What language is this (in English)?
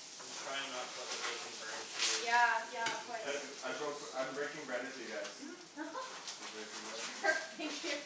English